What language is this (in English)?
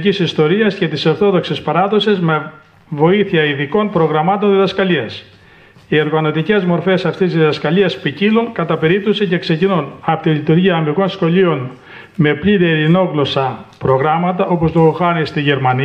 Greek